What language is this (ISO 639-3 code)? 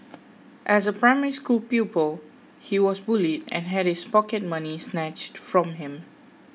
eng